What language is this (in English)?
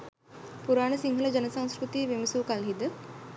Sinhala